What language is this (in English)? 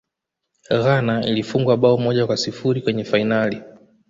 Swahili